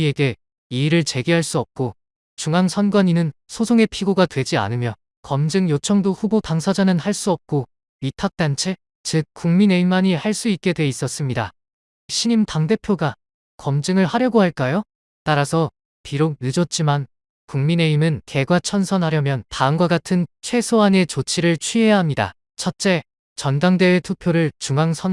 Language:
Korean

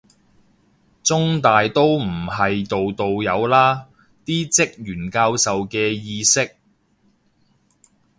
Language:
Cantonese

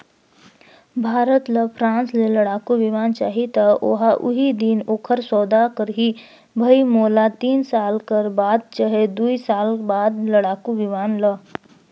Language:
Chhattisgarhi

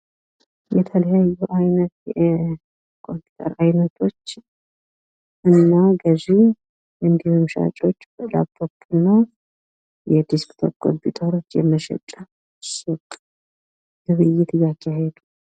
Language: Amharic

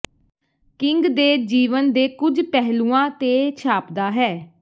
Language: Punjabi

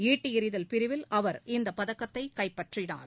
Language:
Tamil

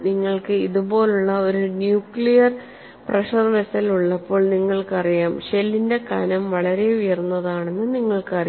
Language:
Malayalam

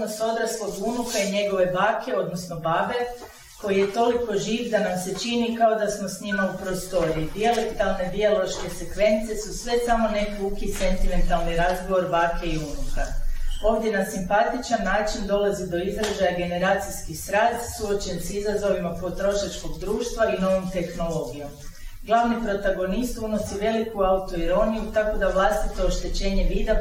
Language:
Croatian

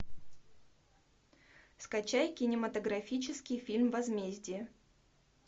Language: Russian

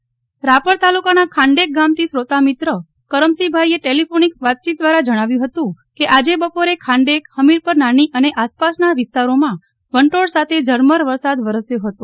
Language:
Gujarati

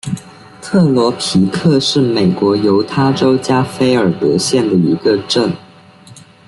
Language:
Chinese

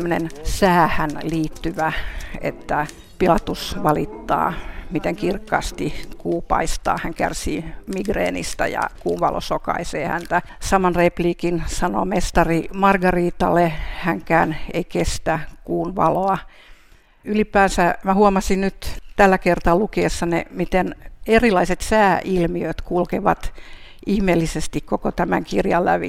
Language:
Finnish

